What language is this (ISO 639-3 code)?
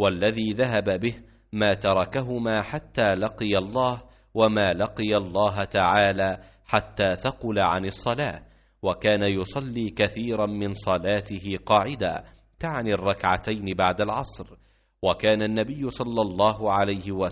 ara